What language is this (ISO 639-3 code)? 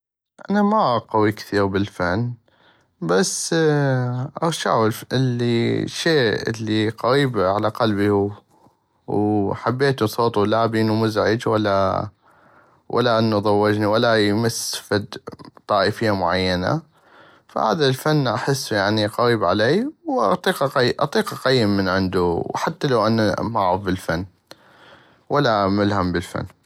ayp